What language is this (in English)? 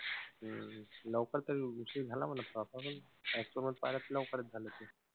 Marathi